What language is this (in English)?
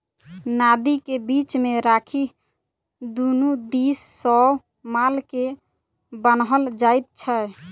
Maithili